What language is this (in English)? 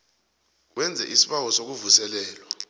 South Ndebele